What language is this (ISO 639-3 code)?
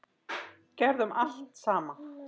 isl